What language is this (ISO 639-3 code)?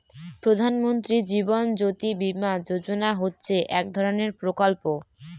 ben